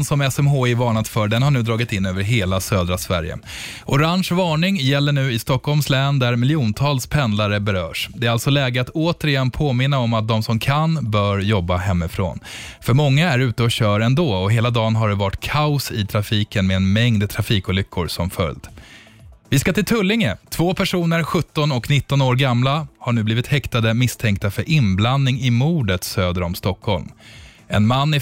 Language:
Swedish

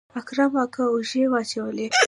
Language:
Pashto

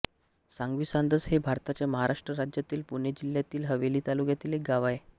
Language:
Marathi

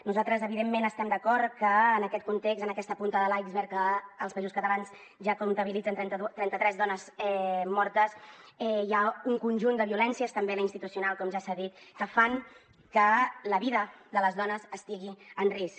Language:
Catalan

